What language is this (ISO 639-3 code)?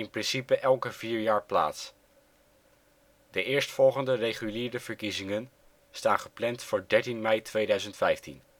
nld